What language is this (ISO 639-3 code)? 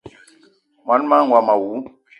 eto